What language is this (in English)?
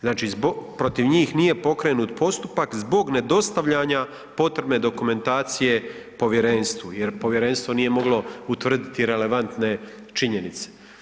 Croatian